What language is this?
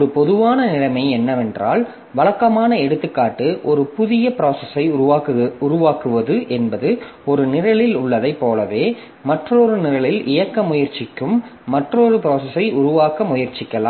Tamil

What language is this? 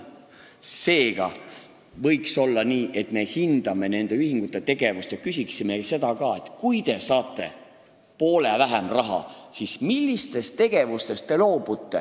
Estonian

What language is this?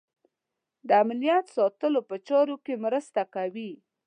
Pashto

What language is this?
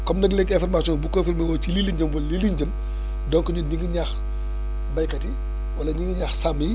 Wolof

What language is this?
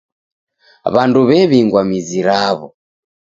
Taita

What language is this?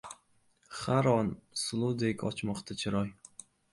Uzbek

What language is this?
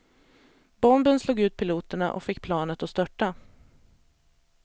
Swedish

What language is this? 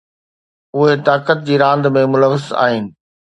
Sindhi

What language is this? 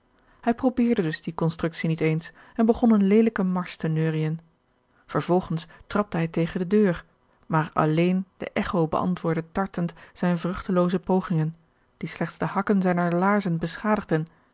Dutch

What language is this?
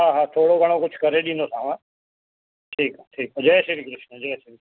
Sindhi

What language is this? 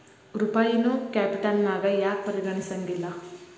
Kannada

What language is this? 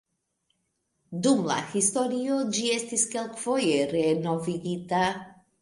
Esperanto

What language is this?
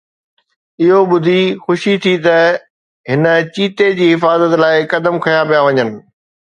Sindhi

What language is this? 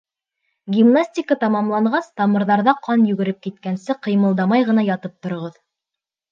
Bashkir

